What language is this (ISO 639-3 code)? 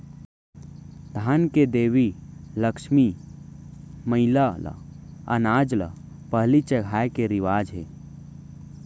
hne